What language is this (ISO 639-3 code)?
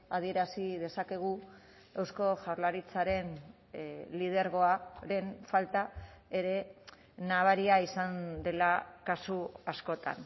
eus